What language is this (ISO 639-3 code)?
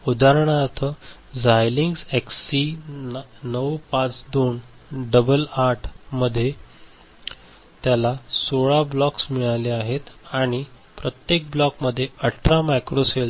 mar